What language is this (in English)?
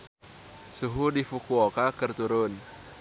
Sundanese